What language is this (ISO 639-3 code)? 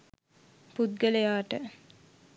sin